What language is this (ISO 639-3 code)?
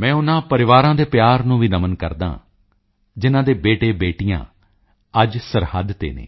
pan